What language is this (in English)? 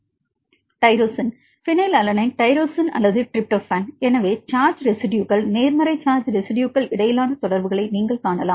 Tamil